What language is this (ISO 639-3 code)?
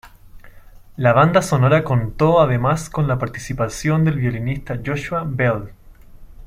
spa